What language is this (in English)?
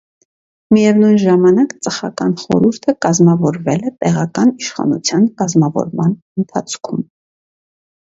Armenian